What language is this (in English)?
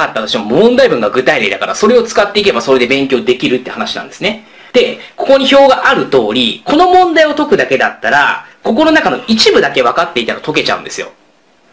Japanese